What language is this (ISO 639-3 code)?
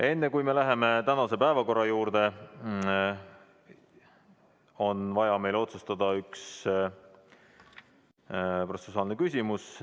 est